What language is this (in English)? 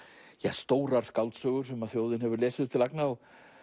Icelandic